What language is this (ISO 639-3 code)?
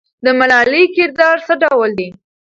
pus